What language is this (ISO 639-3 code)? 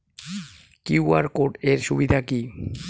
ben